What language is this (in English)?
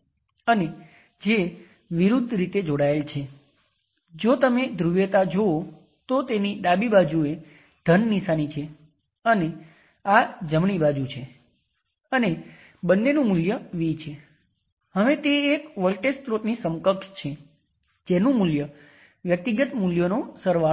Gujarati